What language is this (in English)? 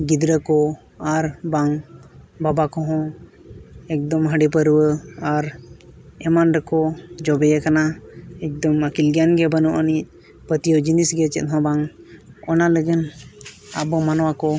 Santali